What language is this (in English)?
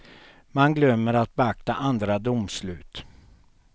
Swedish